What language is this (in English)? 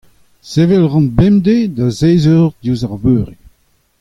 Breton